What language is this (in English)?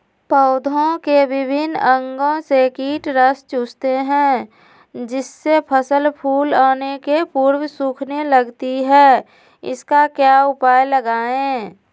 Magahi